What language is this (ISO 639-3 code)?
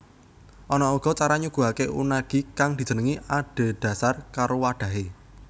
jav